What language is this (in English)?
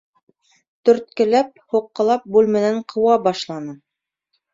Bashkir